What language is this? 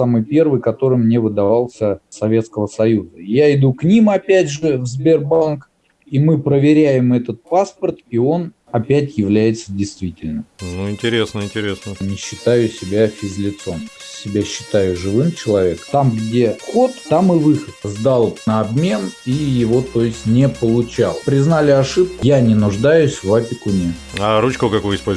Russian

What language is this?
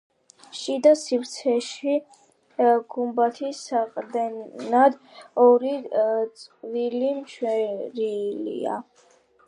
Georgian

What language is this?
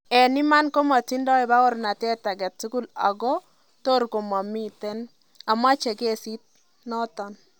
Kalenjin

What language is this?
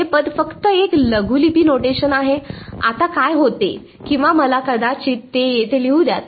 Marathi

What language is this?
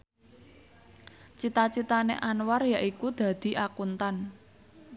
Javanese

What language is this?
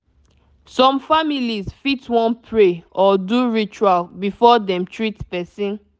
Nigerian Pidgin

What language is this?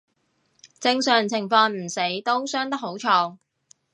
Cantonese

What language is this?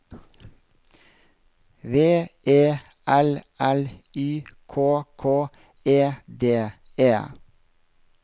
Norwegian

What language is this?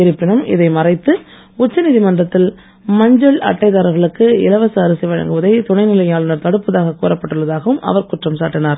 Tamil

